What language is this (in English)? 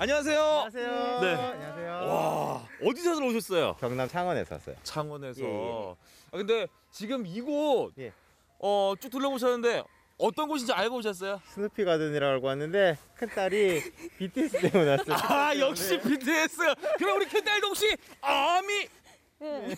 Korean